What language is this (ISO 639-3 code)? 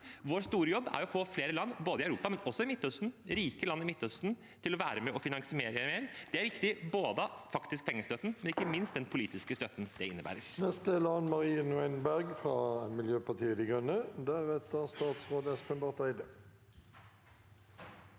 nor